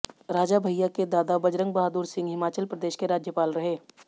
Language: Hindi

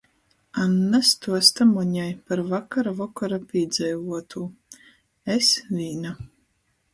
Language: Latgalian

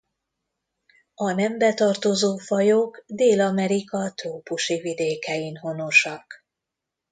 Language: Hungarian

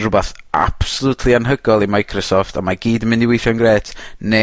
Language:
Welsh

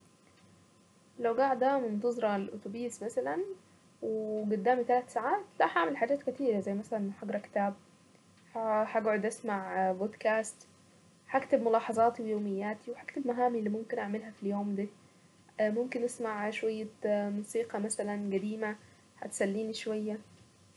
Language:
Saidi Arabic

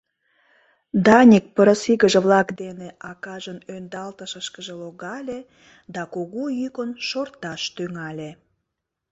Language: Mari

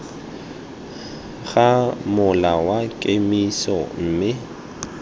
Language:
Tswana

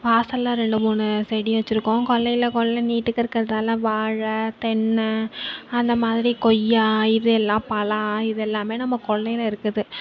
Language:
Tamil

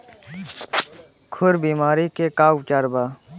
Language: Bhojpuri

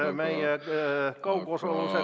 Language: Estonian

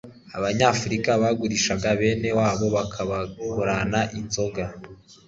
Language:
Kinyarwanda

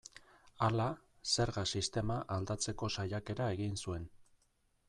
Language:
Basque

